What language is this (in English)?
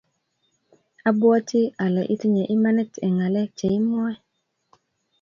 Kalenjin